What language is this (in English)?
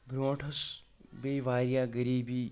Kashmiri